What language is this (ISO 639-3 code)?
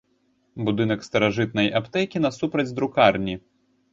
bel